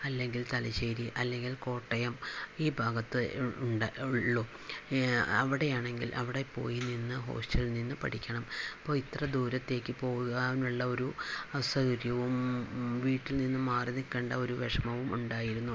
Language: Malayalam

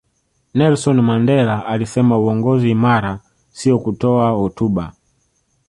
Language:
Swahili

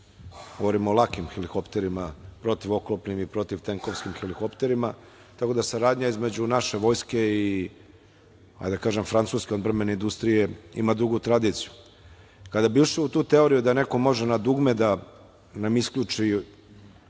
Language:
Serbian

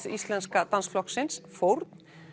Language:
Icelandic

